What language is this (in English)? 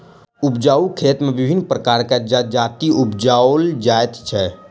Maithili